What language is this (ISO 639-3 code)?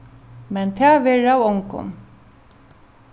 fao